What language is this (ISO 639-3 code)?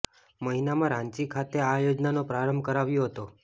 guj